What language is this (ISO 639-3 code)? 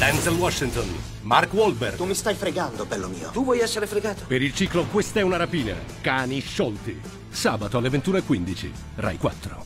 ita